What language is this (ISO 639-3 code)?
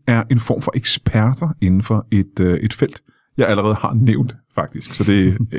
dan